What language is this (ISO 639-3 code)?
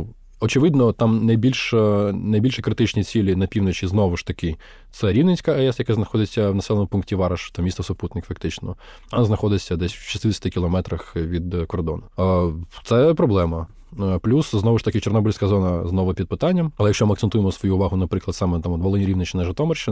ukr